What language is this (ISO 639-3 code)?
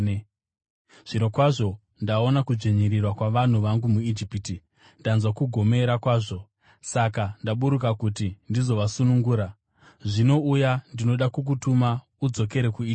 sna